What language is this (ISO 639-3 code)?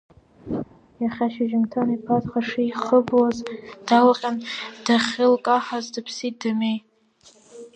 abk